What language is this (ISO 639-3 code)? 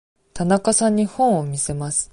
jpn